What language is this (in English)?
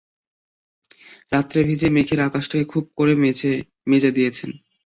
Bangla